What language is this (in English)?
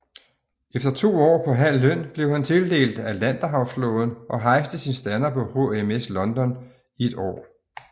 Danish